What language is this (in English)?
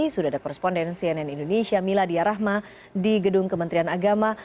Indonesian